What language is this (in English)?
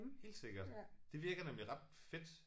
Danish